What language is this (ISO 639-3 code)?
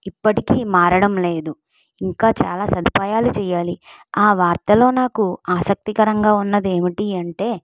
tel